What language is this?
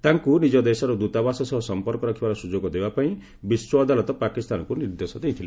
Odia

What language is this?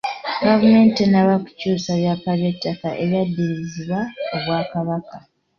Ganda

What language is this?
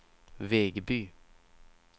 Swedish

